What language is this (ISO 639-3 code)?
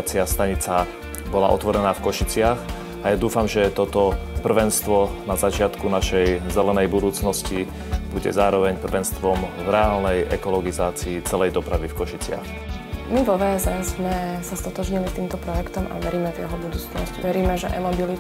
ces